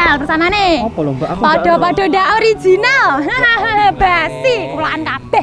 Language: Indonesian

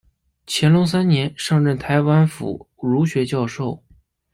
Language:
Chinese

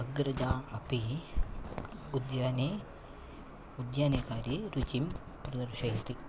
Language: Sanskrit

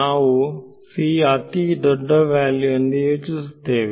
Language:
Kannada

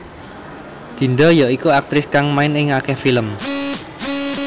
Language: Javanese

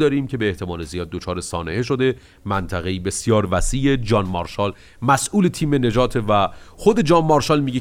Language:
Persian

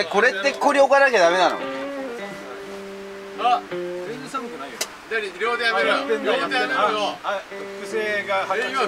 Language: Japanese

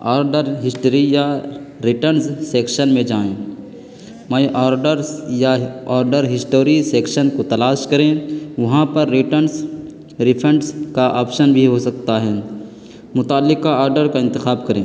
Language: Urdu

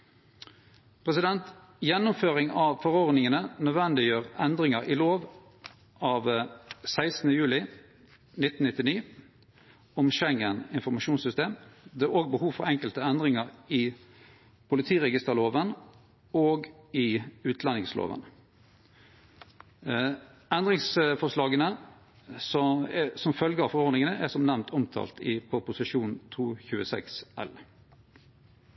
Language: Norwegian Nynorsk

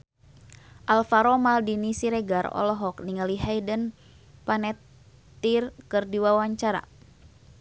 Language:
Sundanese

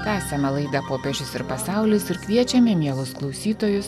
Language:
Lithuanian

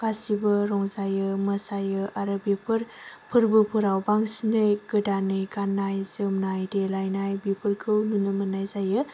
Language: Bodo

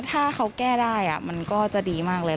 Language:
Thai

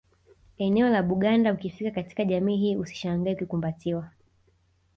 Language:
Swahili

